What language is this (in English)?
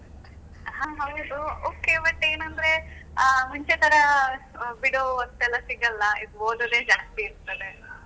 Kannada